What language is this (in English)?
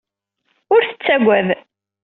Kabyle